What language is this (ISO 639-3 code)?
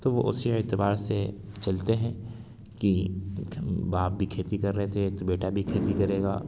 urd